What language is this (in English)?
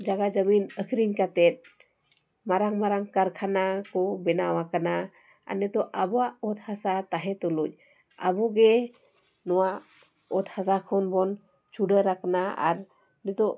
Santali